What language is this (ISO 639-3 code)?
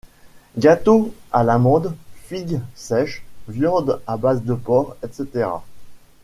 fra